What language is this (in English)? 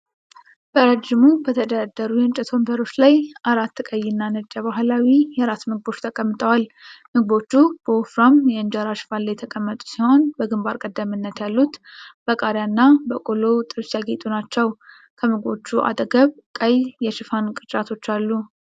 Amharic